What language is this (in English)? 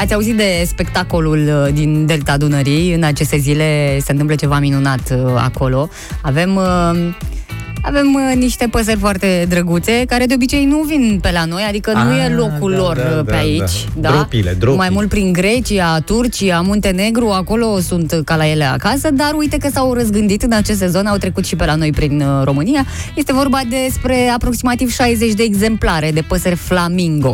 Romanian